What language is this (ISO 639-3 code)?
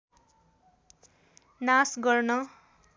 nep